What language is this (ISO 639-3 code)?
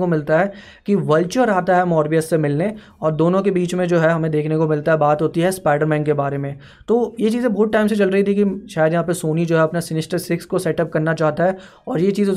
hin